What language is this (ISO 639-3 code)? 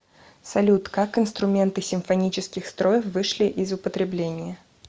rus